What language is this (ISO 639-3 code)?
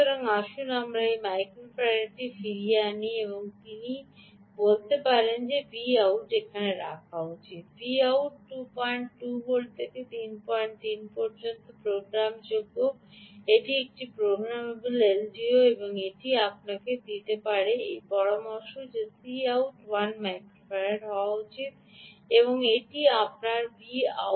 ben